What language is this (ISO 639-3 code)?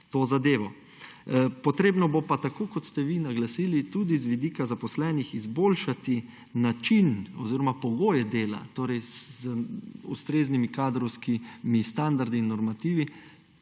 slv